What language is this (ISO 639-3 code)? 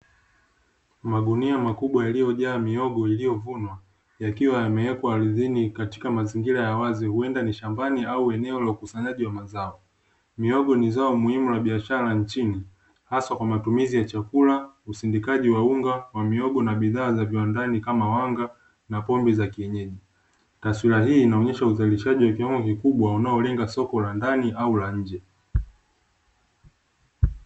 swa